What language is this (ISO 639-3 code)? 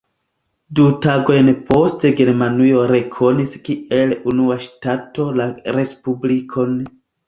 epo